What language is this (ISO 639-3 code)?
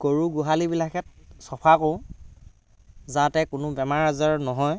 asm